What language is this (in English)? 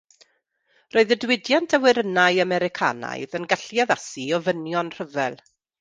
Welsh